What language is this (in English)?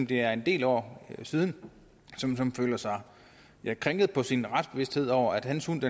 Danish